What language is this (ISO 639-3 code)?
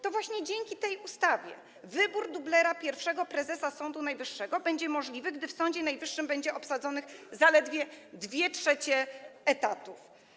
pol